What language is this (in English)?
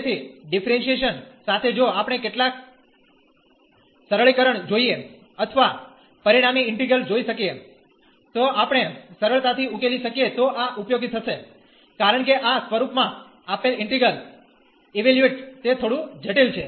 Gujarati